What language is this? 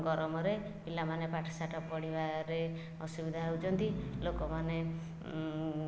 Odia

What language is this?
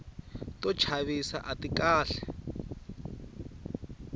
Tsonga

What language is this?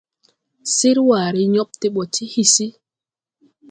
Tupuri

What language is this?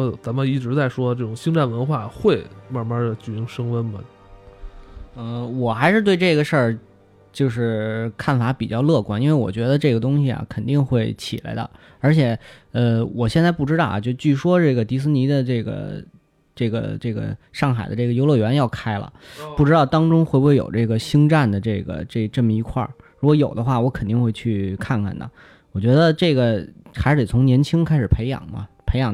Chinese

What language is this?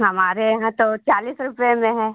Hindi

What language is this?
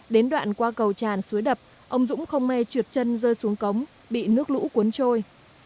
Vietnamese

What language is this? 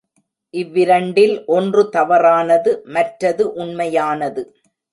Tamil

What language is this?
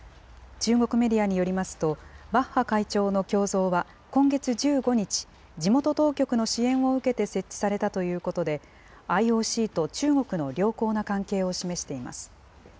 Japanese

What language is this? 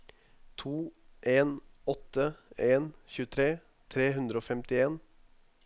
Norwegian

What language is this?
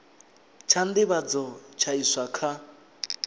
Venda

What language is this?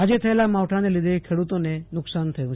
Gujarati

